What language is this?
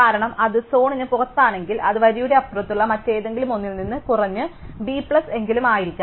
Malayalam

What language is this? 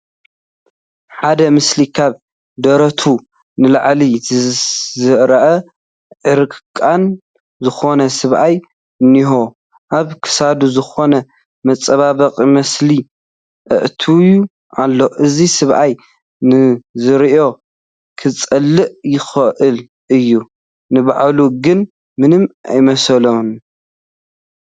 Tigrinya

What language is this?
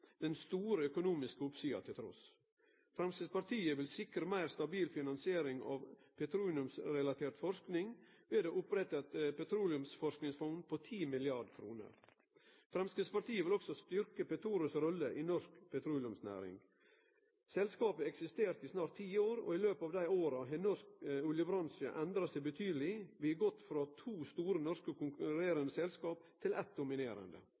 Norwegian Nynorsk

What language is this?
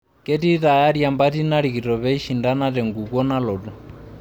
Masai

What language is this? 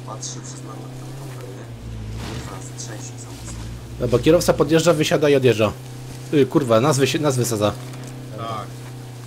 Polish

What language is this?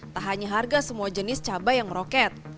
Indonesian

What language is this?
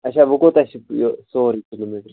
Kashmiri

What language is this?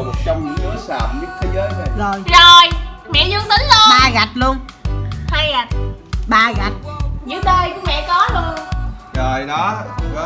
Vietnamese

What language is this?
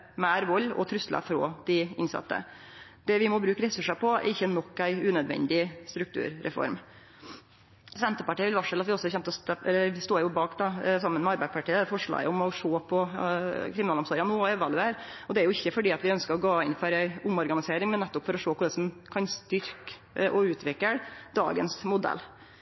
Norwegian Nynorsk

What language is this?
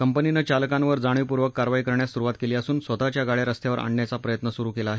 Marathi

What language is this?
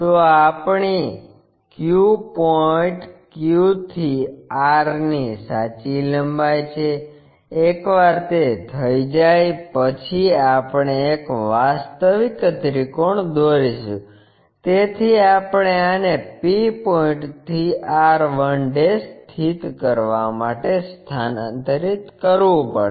Gujarati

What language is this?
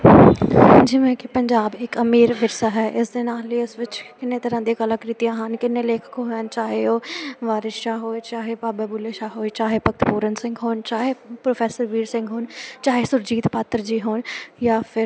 Punjabi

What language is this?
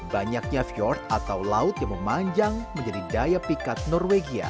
Indonesian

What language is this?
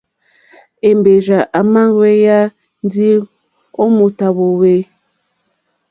Mokpwe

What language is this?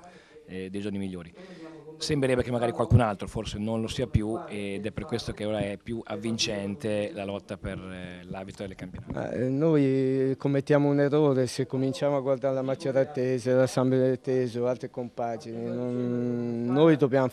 Italian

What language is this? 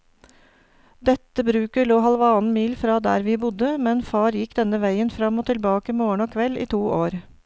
Norwegian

